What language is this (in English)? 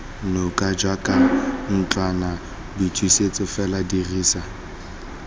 Tswana